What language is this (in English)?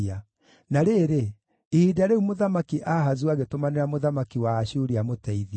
Kikuyu